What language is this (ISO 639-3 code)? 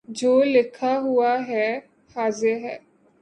urd